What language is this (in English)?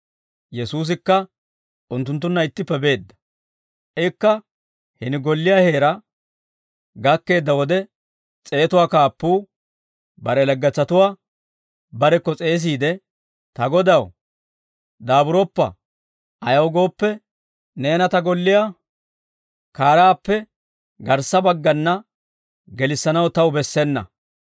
Dawro